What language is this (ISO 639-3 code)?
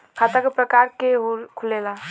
bho